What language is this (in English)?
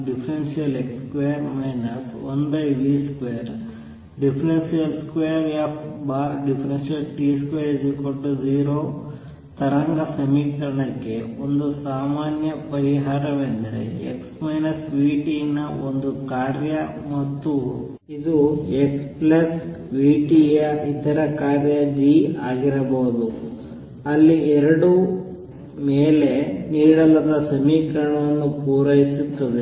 Kannada